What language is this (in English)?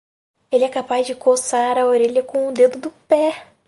Portuguese